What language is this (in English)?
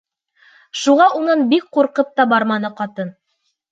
Bashkir